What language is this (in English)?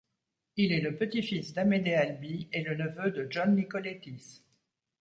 French